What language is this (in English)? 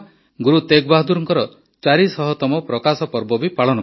Odia